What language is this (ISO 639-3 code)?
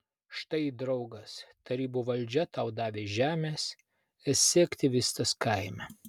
lit